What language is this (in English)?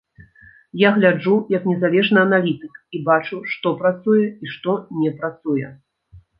Belarusian